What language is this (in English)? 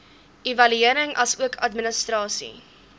Afrikaans